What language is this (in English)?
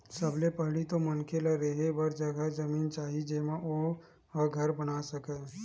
Chhattisgarhi